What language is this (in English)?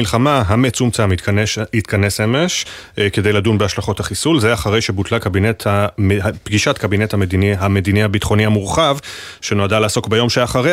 Hebrew